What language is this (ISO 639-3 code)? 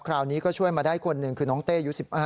tha